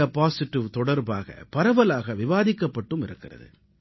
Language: Tamil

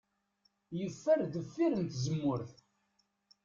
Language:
Kabyle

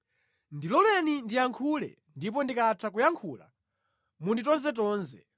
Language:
Nyanja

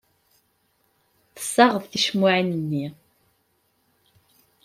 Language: Kabyle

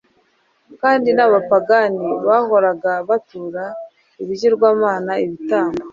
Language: Kinyarwanda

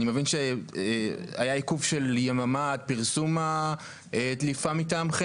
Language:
Hebrew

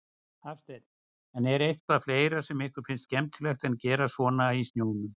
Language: Icelandic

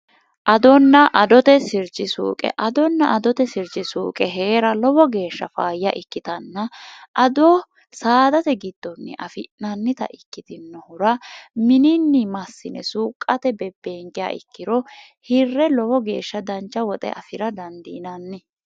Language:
Sidamo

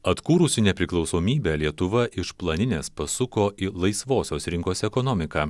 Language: Lithuanian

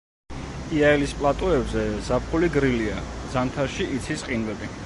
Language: Georgian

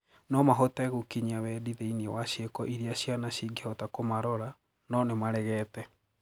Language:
Kikuyu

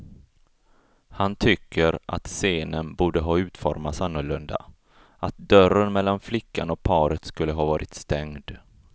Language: Swedish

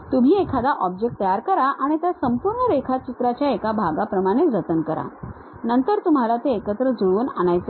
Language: Marathi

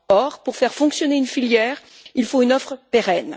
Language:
French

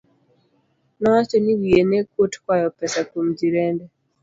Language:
Luo (Kenya and Tanzania)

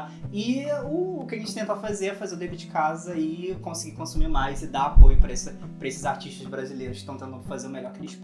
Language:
Portuguese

